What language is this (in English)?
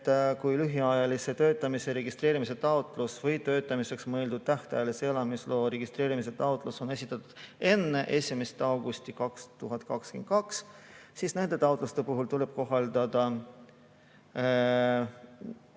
Estonian